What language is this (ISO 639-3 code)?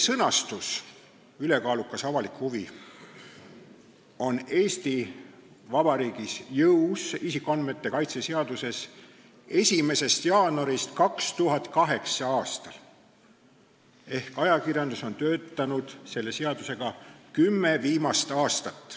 est